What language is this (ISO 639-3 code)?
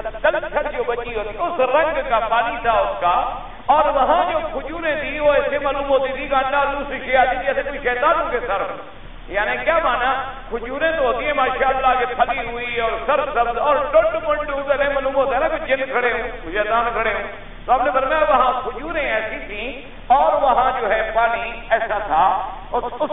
ara